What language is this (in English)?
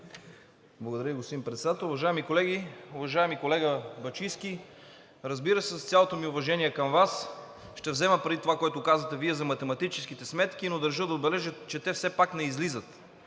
Bulgarian